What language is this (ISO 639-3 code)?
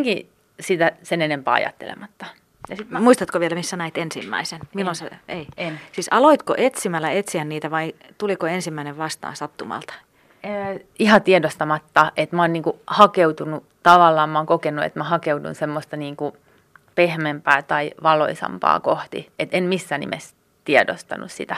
fin